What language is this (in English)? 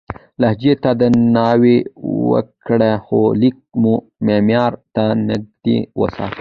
Pashto